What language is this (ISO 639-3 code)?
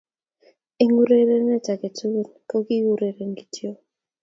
kln